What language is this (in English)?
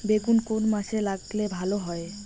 Bangla